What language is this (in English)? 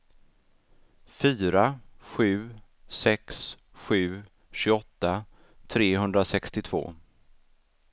Swedish